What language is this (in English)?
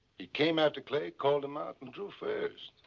English